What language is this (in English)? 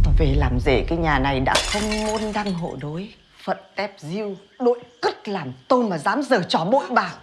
Vietnamese